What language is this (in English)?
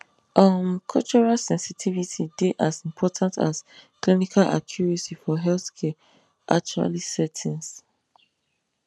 Nigerian Pidgin